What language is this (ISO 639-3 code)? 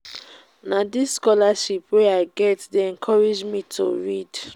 pcm